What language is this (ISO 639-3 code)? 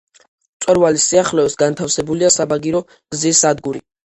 kat